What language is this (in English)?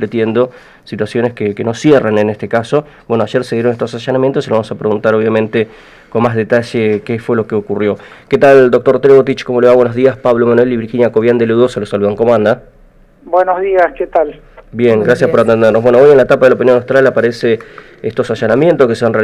Spanish